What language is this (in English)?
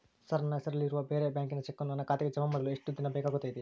Kannada